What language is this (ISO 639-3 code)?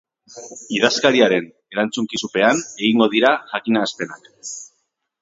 eus